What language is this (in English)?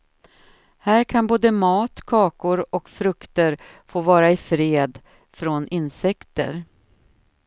Swedish